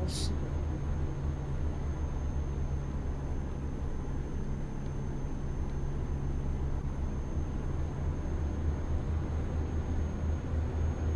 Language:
Turkish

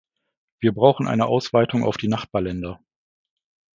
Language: German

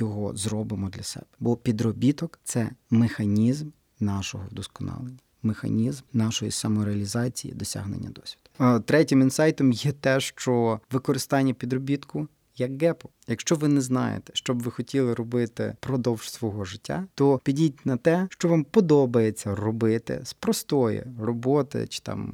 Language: Ukrainian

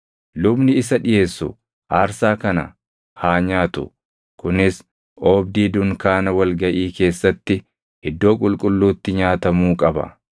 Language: Oromo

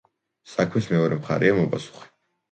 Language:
Georgian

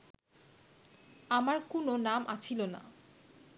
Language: Bangla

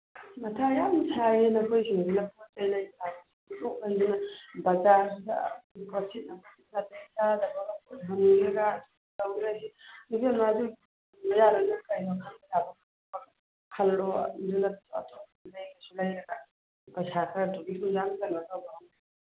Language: Manipuri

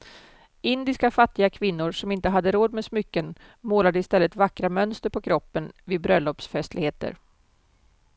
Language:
Swedish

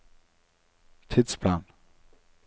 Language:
Norwegian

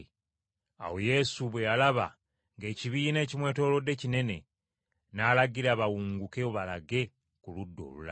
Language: Ganda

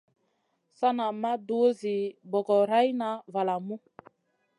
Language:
Masana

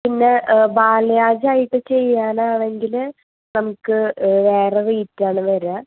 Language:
Malayalam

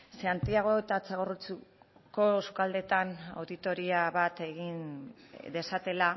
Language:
Basque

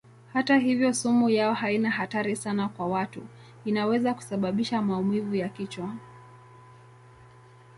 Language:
Swahili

